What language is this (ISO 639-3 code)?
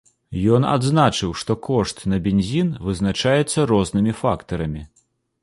bel